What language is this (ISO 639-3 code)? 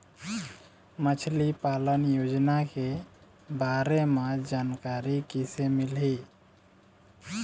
hne